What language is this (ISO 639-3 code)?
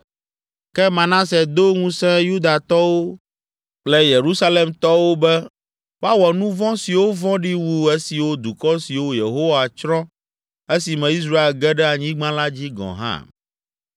ewe